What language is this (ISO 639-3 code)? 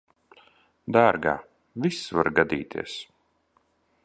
lav